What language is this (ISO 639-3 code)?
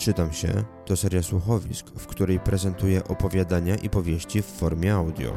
pol